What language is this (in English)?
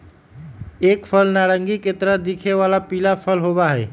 Magahi